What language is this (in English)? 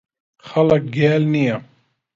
Central Kurdish